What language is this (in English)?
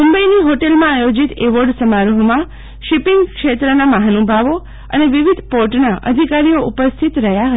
Gujarati